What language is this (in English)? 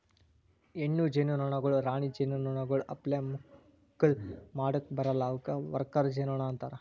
Kannada